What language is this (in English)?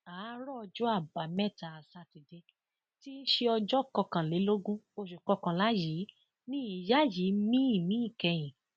Yoruba